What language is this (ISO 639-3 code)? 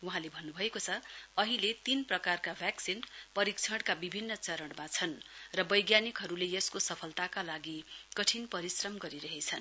nep